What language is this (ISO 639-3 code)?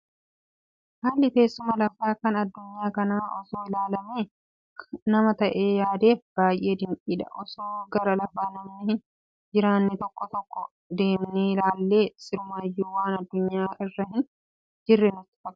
orm